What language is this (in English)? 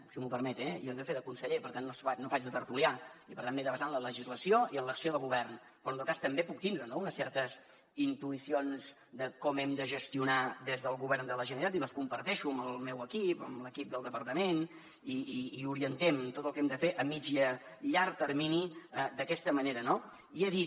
Catalan